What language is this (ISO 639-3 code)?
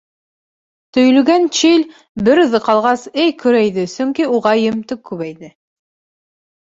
bak